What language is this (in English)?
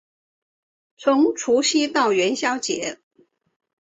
Chinese